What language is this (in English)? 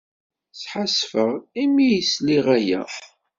Kabyle